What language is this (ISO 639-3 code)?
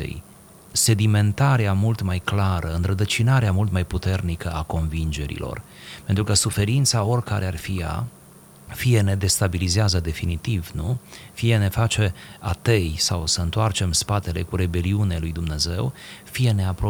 ron